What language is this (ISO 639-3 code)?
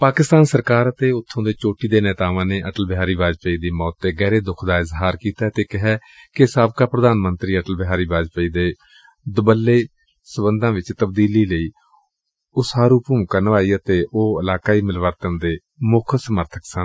pan